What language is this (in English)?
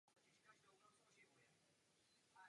Czech